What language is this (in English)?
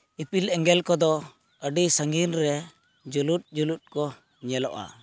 Santali